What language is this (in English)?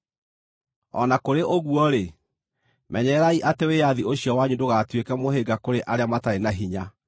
Kikuyu